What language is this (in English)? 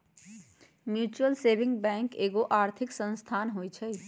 Magahi